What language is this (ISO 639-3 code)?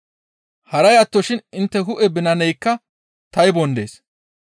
gmv